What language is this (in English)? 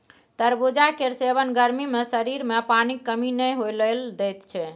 Maithili